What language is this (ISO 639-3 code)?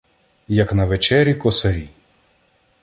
ukr